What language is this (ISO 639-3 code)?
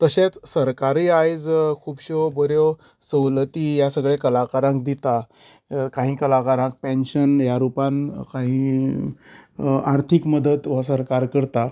kok